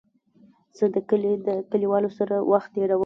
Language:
Pashto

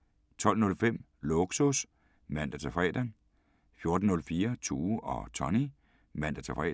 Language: Danish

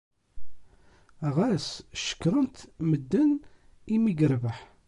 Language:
Kabyle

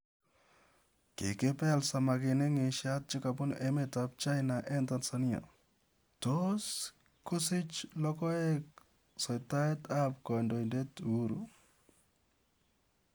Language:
Kalenjin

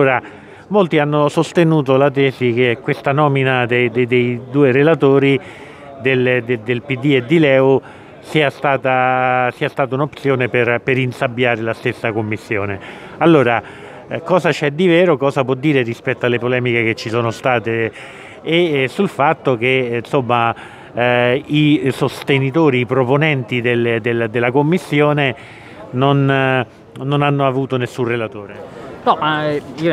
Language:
Italian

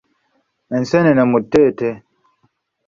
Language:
Ganda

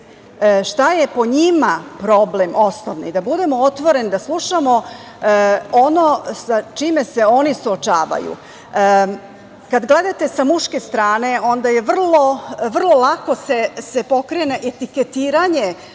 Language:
Serbian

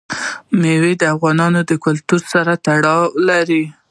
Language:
Pashto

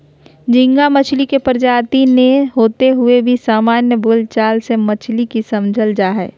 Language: Magahi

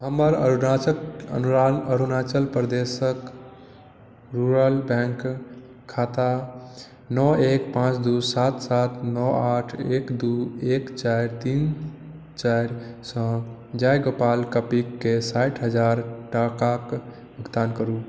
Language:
Maithili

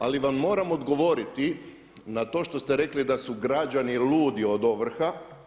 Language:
Croatian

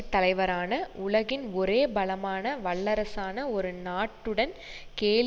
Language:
Tamil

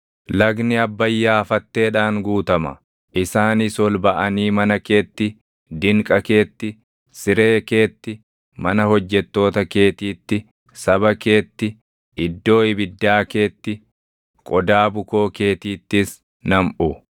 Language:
Oromo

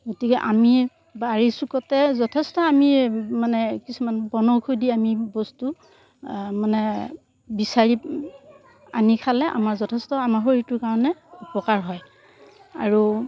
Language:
Assamese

